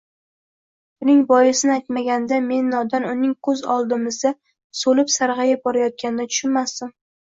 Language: Uzbek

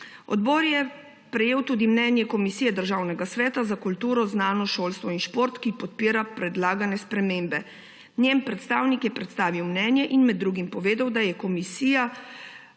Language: Slovenian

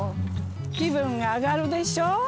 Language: Japanese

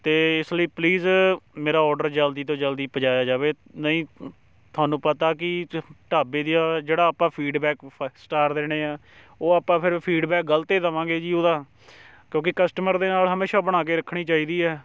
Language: Punjabi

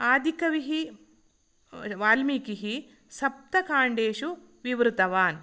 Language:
Sanskrit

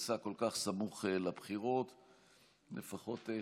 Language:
Hebrew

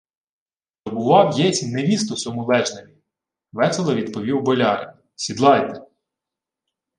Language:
Ukrainian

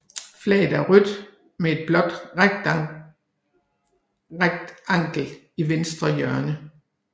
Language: Danish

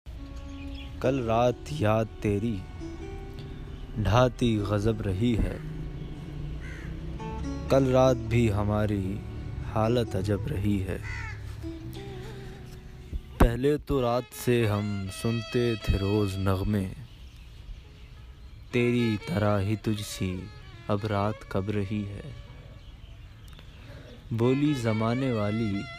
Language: Urdu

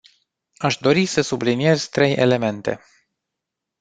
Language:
Romanian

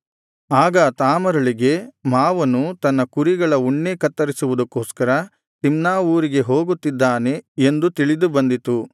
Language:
Kannada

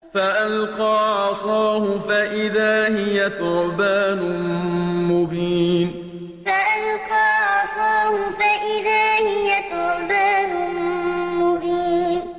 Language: Arabic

